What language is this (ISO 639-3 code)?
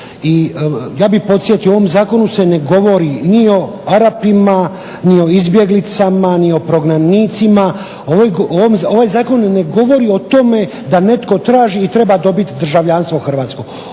hrv